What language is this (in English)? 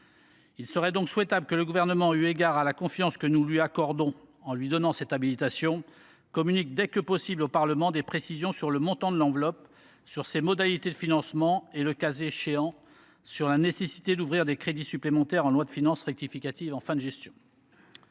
French